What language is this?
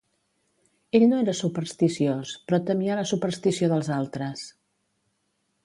Catalan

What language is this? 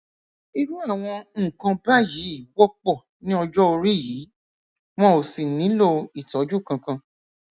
Yoruba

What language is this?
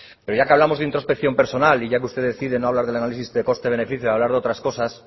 Spanish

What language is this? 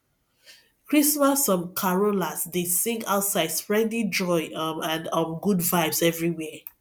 Nigerian Pidgin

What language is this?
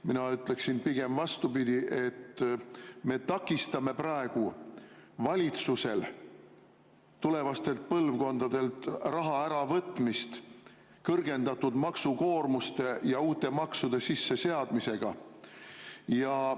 Estonian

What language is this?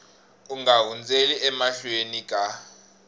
Tsonga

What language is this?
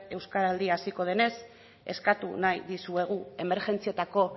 Basque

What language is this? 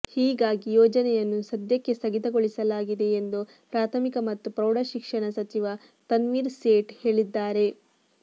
Kannada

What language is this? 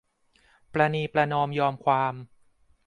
Thai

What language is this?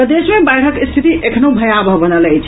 Maithili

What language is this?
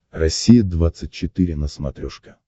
Russian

